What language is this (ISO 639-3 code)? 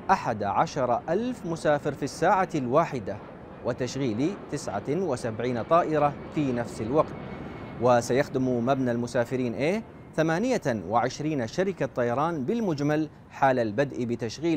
ara